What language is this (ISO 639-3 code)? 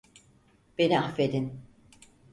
tur